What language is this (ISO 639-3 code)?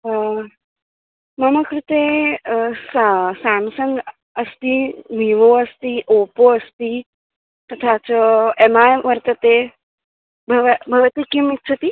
san